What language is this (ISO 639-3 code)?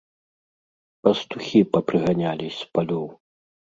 bel